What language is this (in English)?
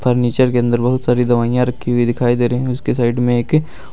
Hindi